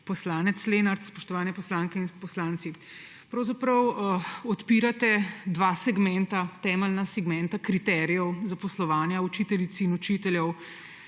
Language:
Slovenian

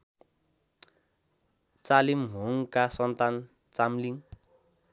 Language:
Nepali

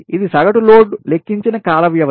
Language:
Telugu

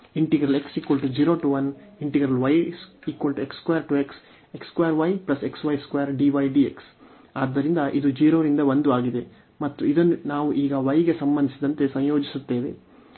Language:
Kannada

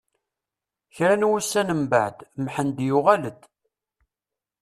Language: Kabyle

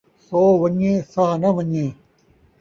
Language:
Saraiki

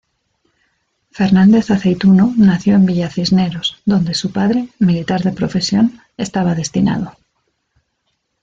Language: Spanish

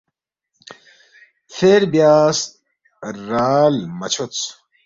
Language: Balti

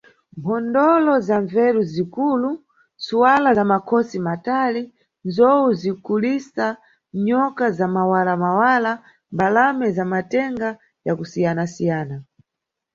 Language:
Nyungwe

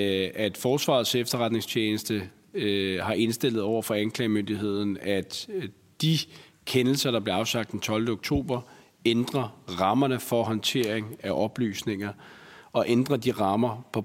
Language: Danish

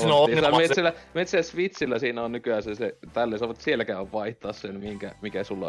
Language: Finnish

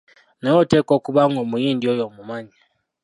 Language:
Ganda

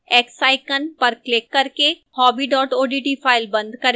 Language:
Hindi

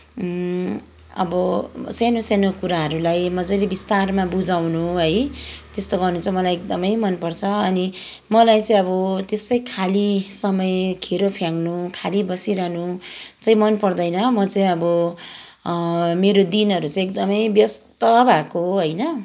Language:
Nepali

